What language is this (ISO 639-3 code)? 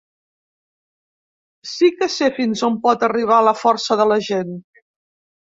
cat